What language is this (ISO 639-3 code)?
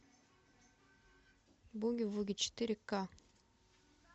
rus